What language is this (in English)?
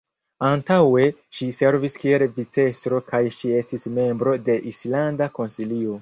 Esperanto